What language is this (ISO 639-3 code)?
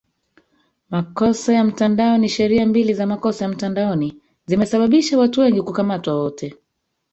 swa